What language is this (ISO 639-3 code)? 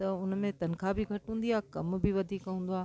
snd